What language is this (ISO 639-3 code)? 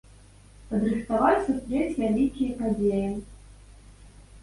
bel